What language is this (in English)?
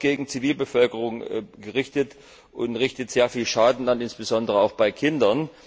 German